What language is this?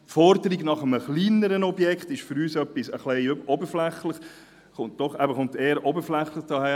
Swiss German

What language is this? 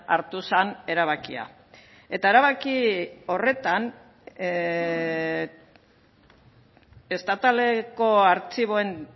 Basque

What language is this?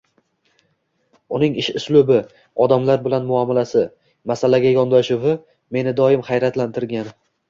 Uzbek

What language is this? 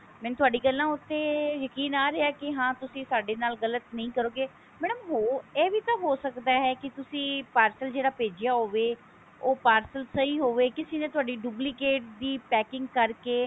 Punjabi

